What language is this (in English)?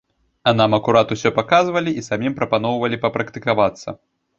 Belarusian